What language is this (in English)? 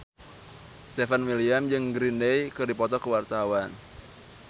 Sundanese